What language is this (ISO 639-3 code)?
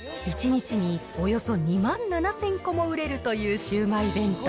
jpn